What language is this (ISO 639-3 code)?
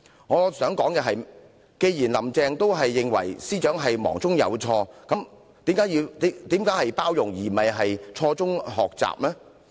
yue